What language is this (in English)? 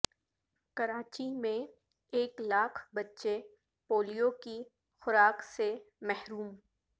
Urdu